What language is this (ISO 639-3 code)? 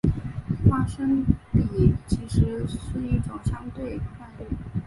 zho